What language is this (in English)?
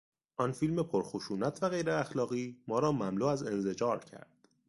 Persian